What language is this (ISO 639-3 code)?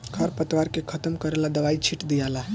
bho